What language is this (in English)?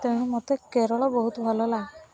Odia